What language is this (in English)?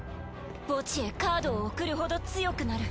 Japanese